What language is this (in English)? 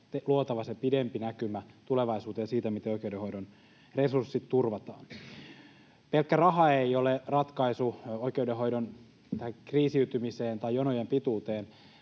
Finnish